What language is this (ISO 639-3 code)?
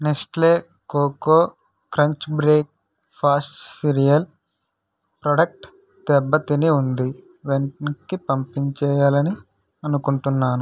tel